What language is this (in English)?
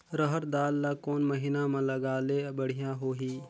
Chhattisgarhi